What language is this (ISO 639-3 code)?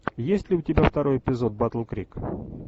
rus